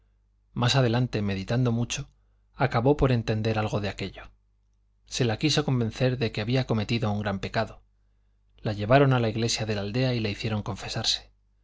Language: Spanish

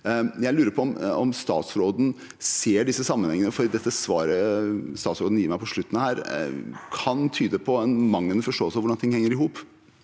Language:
Norwegian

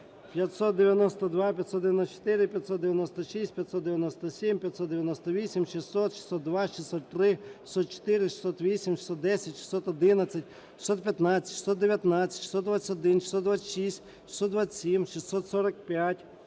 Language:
Ukrainian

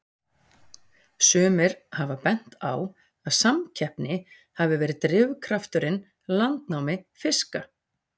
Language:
Icelandic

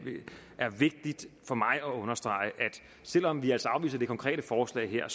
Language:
Danish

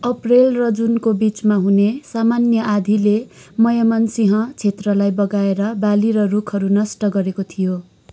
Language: Nepali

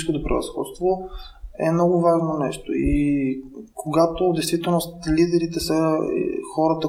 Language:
Bulgarian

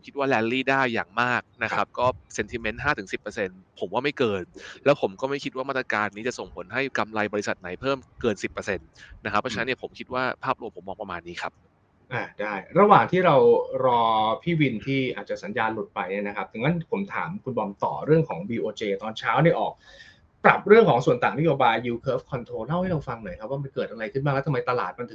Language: Thai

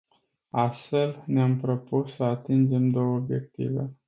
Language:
Romanian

